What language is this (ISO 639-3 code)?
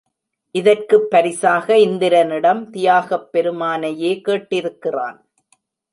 tam